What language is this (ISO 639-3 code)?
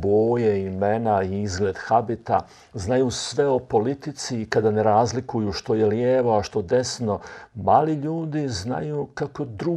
hrv